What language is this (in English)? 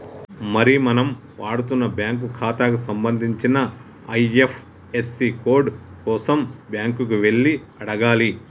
Telugu